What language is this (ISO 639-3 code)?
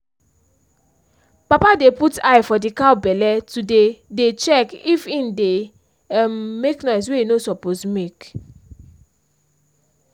pcm